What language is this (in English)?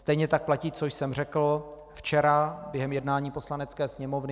Czech